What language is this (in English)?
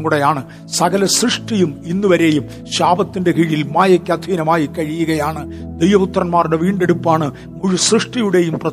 Malayalam